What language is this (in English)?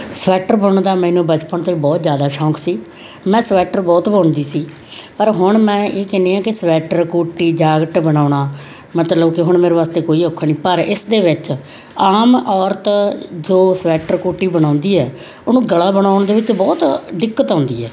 Punjabi